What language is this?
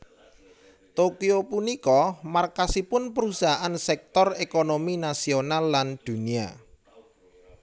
Javanese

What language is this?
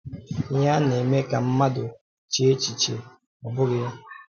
Igbo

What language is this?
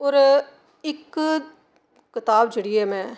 Dogri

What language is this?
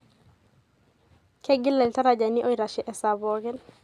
Masai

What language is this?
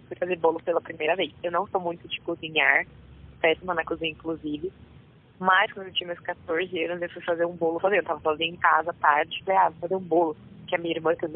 Portuguese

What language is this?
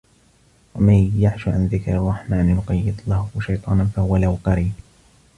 Arabic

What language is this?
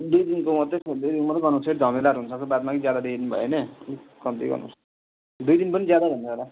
Nepali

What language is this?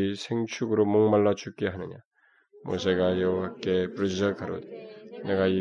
Korean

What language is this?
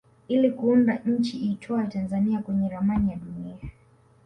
Swahili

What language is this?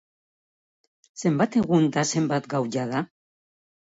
Basque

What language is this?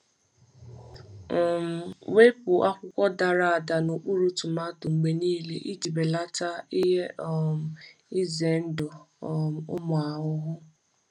Igbo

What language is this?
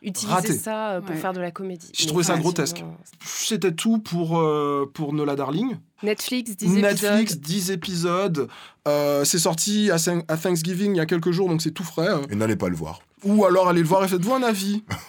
French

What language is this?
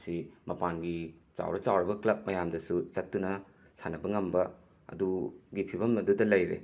Manipuri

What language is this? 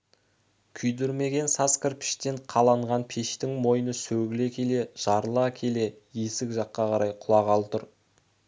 Kazakh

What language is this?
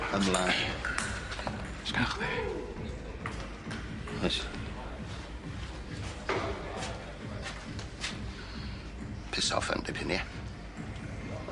Welsh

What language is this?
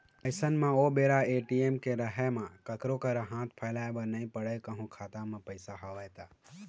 Chhattisgarhi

